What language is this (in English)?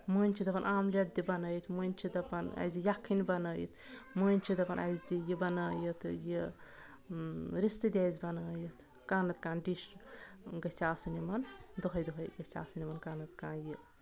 Kashmiri